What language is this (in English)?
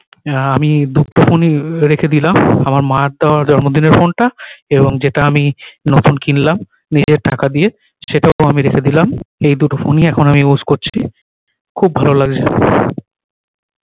Bangla